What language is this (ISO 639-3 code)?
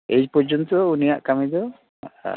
sat